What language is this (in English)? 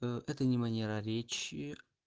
Russian